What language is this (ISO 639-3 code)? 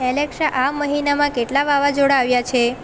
guj